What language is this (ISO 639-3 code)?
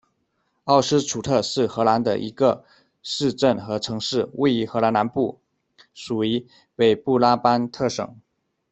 zho